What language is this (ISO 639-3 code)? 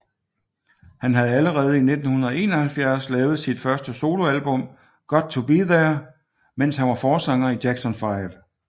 dan